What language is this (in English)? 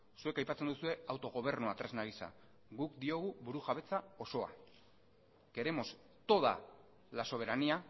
Basque